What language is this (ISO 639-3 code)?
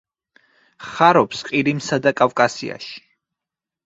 kat